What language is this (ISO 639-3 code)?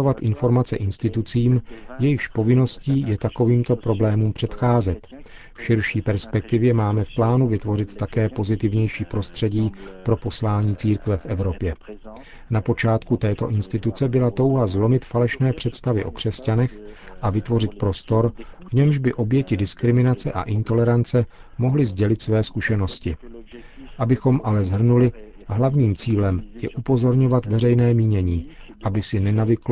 ces